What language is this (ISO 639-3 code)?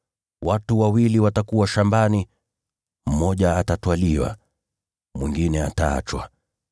swa